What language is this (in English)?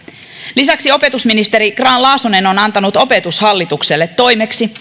Finnish